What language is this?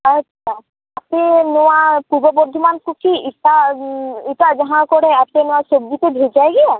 Santali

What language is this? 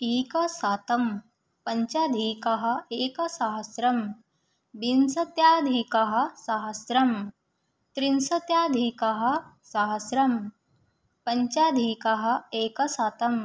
Sanskrit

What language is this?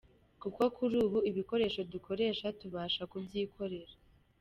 Kinyarwanda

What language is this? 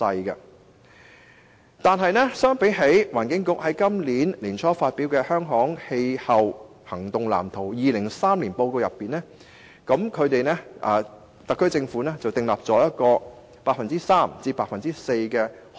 Cantonese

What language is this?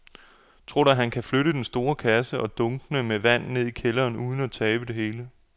Danish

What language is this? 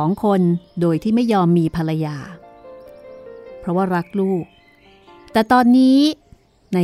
Thai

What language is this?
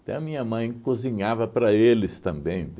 Portuguese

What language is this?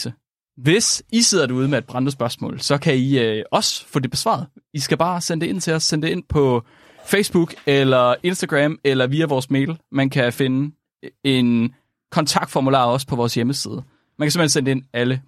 Danish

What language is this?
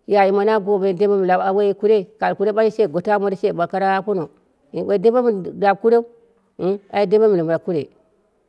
Dera (Nigeria)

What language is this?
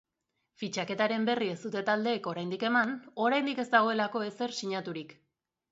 Basque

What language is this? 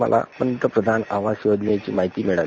Marathi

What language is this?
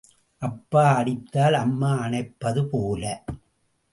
Tamil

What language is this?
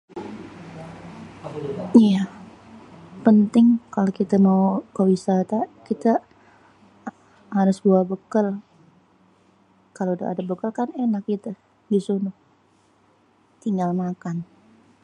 Betawi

